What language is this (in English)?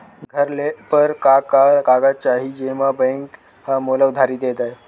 Chhattisgarhi